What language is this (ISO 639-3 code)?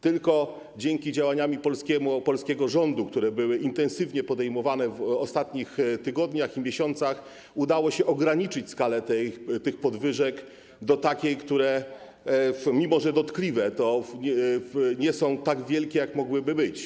pol